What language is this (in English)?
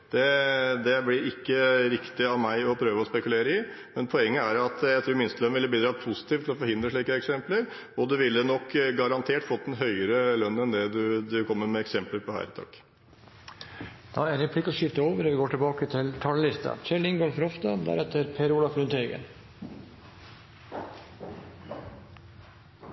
Norwegian Bokmål